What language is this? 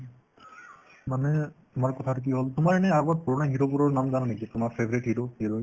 Assamese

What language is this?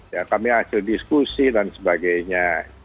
Indonesian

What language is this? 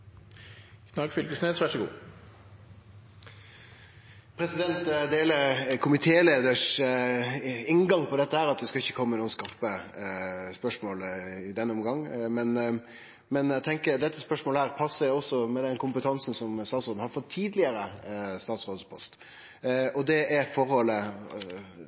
Norwegian Nynorsk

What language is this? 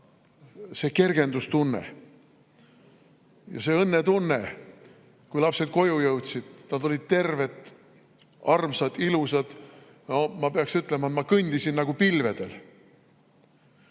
Estonian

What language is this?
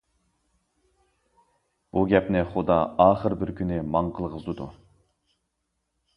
Uyghur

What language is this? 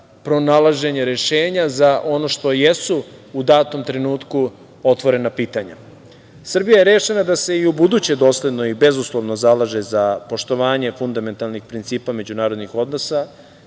Serbian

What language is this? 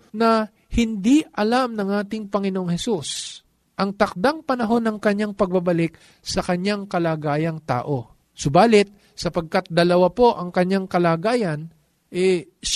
Filipino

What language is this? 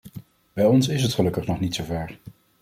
Dutch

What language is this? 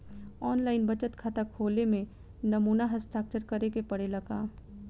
Bhojpuri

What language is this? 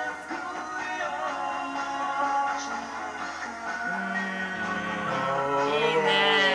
Japanese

